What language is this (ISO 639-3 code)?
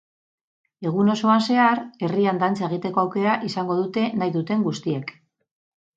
eus